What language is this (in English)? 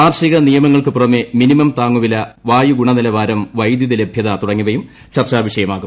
Malayalam